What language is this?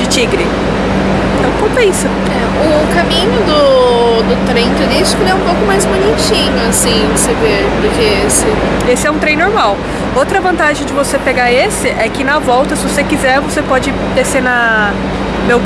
Portuguese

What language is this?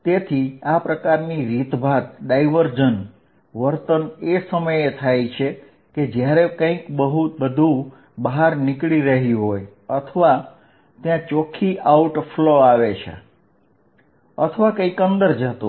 Gujarati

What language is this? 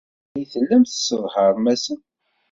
Kabyle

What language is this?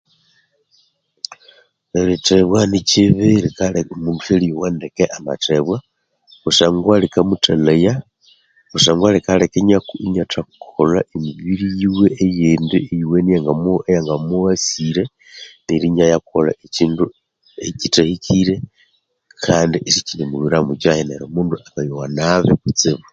Konzo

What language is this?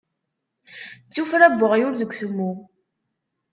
Kabyle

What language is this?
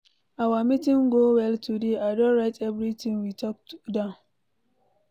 Nigerian Pidgin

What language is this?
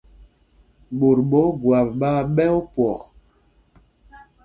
Mpumpong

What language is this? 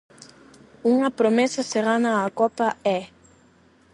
Galician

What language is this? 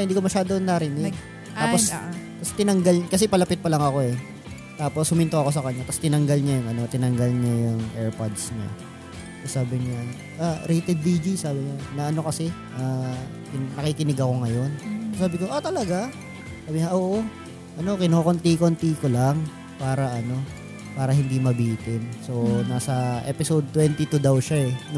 Filipino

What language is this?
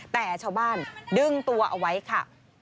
Thai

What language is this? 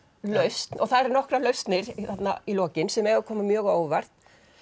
Icelandic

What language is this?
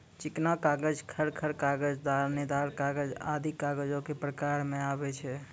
Maithili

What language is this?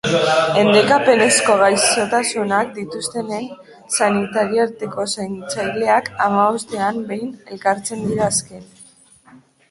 Basque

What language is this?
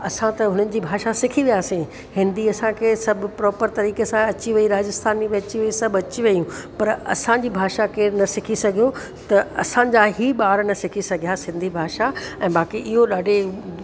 Sindhi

